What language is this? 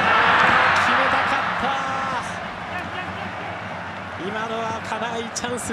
Japanese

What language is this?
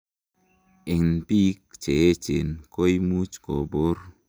Kalenjin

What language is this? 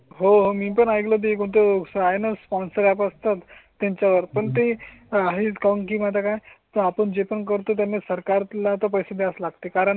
Marathi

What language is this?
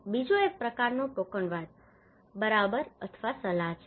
Gujarati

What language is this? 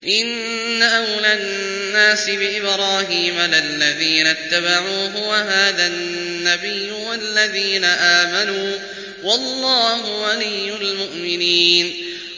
Arabic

